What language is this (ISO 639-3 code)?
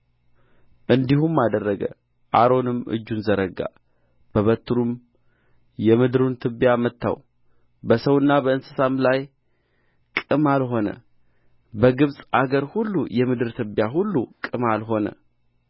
amh